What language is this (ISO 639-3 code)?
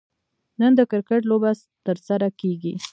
pus